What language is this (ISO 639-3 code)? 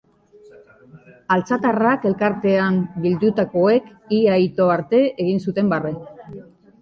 eus